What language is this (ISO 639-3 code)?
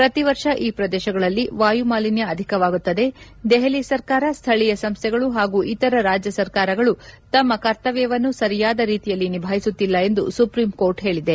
kan